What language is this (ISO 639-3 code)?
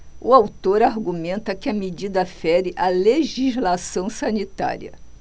por